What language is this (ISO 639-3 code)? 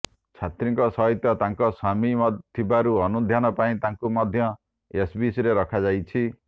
ori